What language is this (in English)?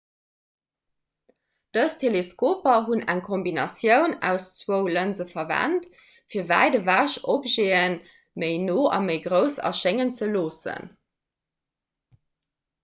Luxembourgish